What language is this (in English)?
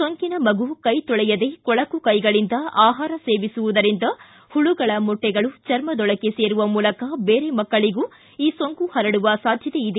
Kannada